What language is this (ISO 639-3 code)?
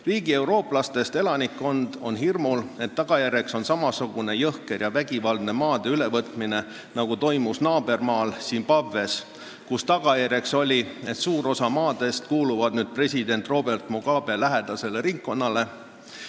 est